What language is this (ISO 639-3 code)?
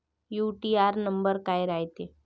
mar